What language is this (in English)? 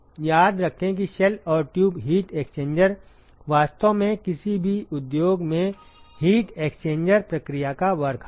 Hindi